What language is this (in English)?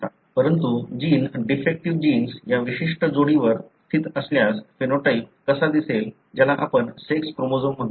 Marathi